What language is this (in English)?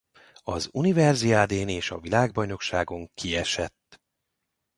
Hungarian